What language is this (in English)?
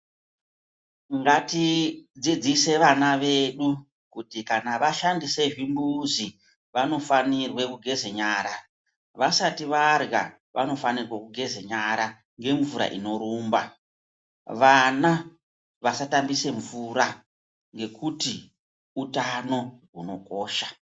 Ndau